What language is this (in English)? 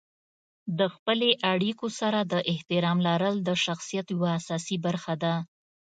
Pashto